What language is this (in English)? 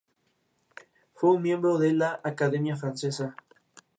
Spanish